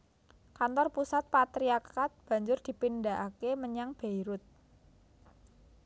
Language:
Javanese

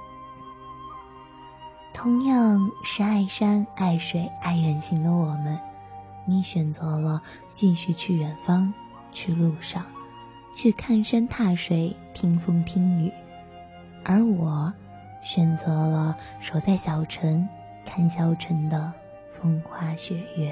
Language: Chinese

